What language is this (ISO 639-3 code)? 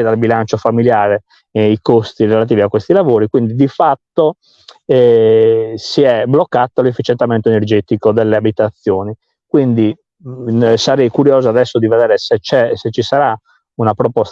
ita